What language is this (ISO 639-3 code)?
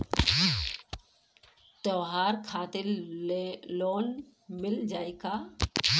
bho